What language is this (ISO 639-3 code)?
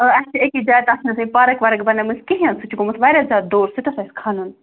kas